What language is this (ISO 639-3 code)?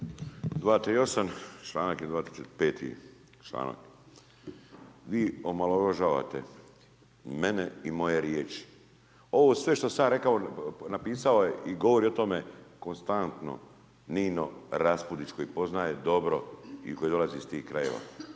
hrv